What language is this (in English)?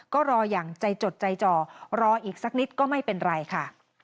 Thai